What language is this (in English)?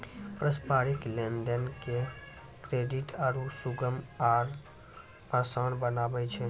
Maithili